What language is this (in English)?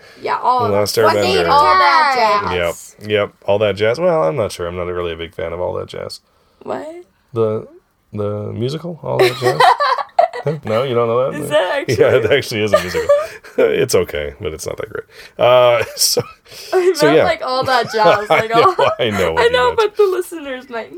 English